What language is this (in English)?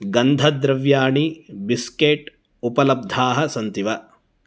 Sanskrit